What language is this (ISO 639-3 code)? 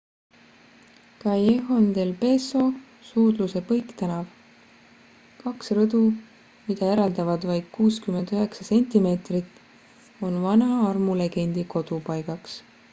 est